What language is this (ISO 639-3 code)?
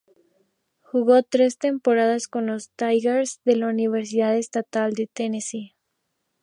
spa